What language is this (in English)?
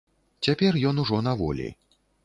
Belarusian